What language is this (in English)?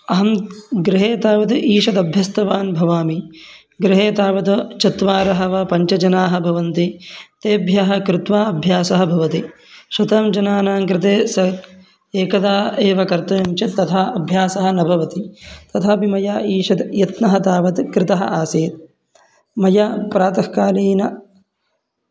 Sanskrit